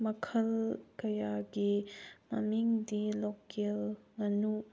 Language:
Manipuri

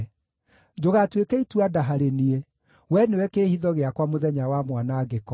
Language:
Kikuyu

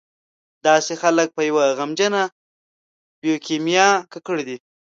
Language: Pashto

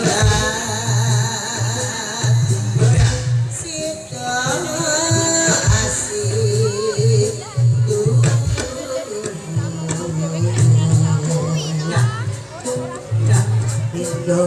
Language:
Indonesian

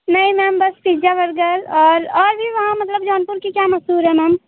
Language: Hindi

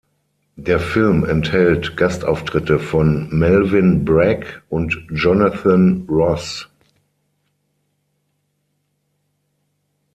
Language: German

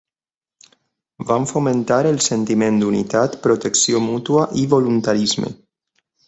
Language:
Catalan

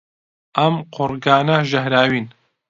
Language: Central Kurdish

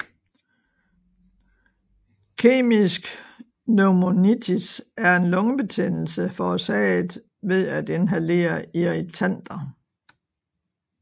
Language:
Danish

